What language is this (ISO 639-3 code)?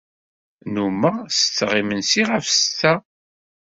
kab